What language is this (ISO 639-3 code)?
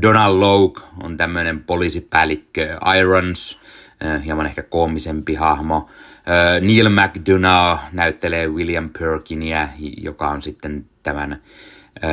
fin